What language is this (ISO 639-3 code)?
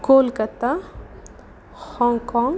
san